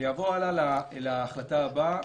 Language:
Hebrew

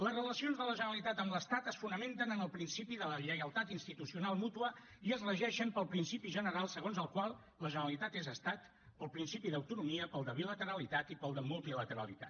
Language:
Catalan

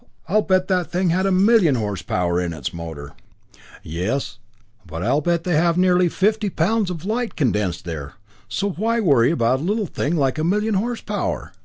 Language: English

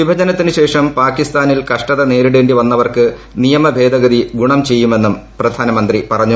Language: Malayalam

